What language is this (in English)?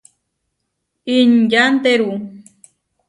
Huarijio